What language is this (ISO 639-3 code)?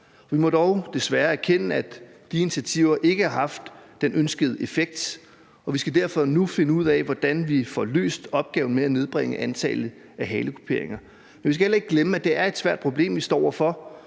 dan